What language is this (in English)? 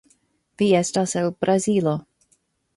Esperanto